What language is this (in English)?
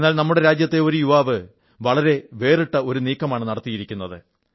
Malayalam